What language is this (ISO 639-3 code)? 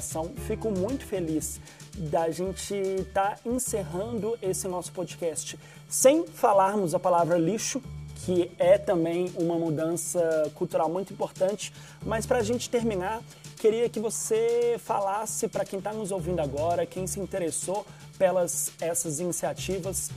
por